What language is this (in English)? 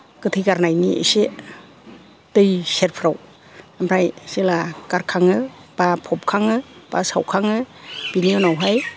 Bodo